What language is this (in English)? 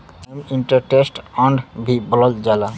Bhojpuri